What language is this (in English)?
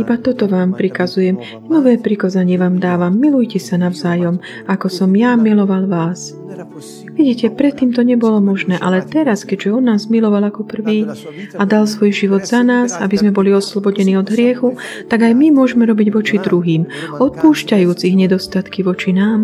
Slovak